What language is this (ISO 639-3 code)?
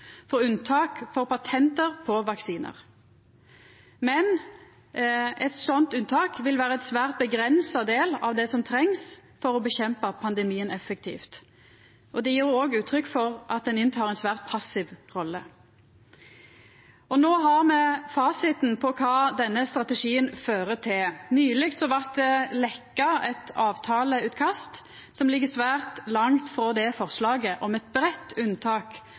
nno